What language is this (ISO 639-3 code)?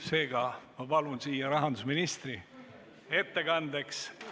est